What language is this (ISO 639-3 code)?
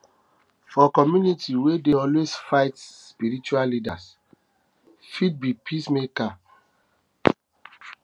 pcm